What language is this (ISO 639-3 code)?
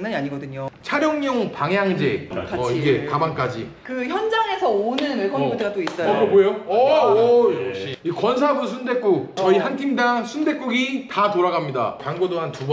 kor